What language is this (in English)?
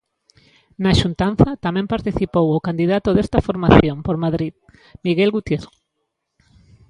Galician